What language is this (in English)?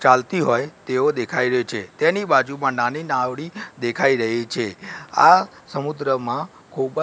Gujarati